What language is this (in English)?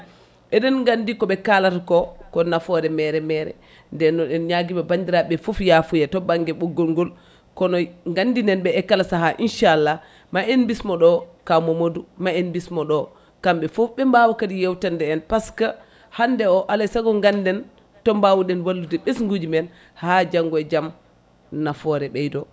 Fula